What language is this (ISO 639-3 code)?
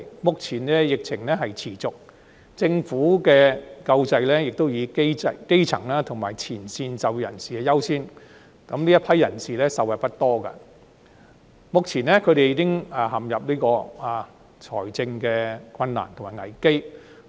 yue